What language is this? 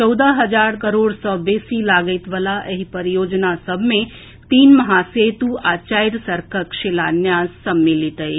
Maithili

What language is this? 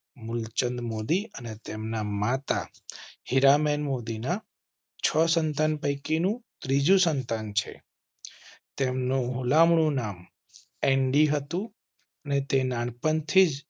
Gujarati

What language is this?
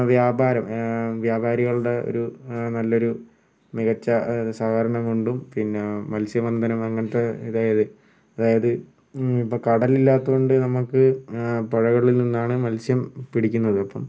Malayalam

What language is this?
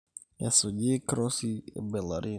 Masai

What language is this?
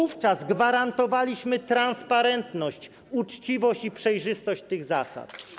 Polish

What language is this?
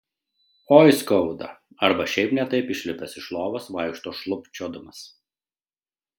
Lithuanian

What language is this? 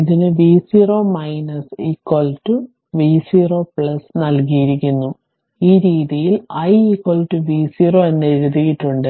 Malayalam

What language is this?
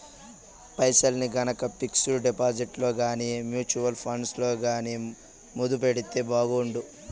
Telugu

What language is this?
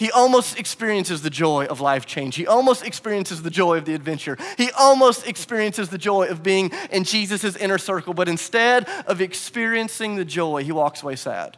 English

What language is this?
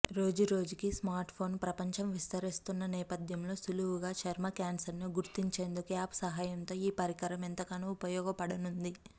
Telugu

